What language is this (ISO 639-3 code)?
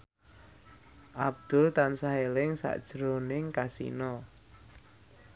jav